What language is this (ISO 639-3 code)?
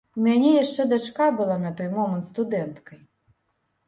bel